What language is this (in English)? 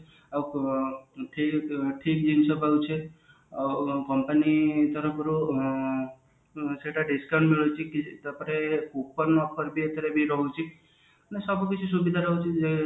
Odia